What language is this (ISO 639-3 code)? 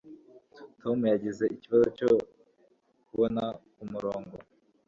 kin